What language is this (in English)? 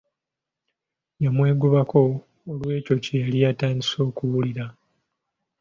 Ganda